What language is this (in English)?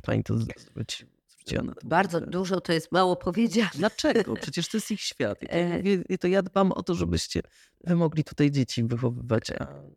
Polish